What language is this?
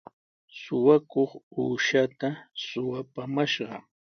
Sihuas Ancash Quechua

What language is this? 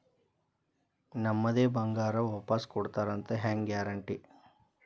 Kannada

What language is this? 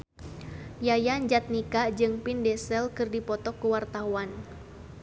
Sundanese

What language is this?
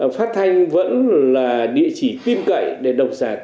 Vietnamese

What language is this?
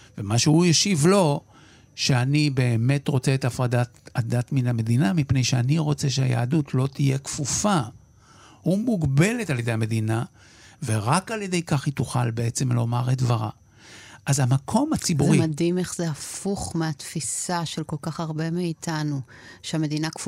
Hebrew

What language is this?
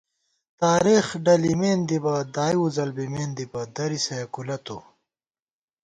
Gawar-Bati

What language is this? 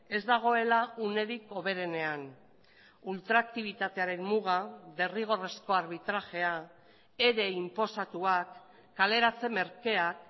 Basque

